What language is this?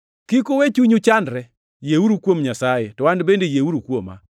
Luo (Kenya and Tanzania)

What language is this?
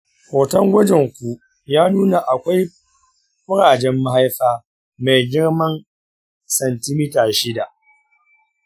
Hausa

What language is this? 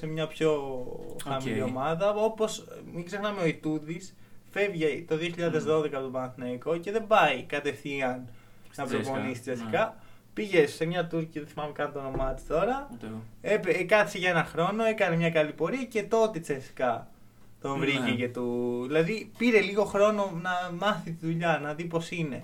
Greek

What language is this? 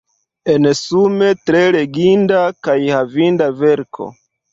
Esperanto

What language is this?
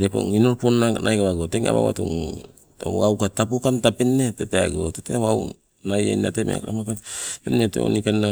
Sibe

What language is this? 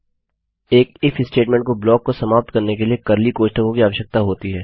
Hindi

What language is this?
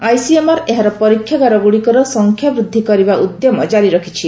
Odia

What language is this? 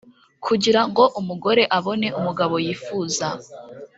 Kinyarwanda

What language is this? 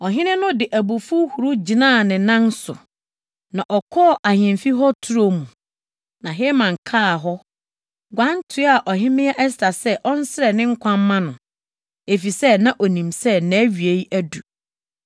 Akan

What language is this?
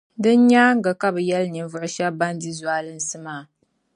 Dagbani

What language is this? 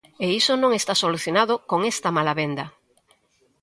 Galician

